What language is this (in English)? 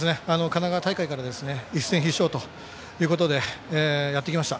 Japanese